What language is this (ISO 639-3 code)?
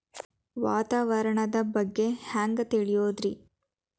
kan